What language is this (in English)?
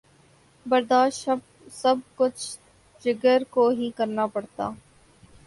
Urdu